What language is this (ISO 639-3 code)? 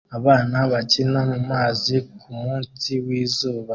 kin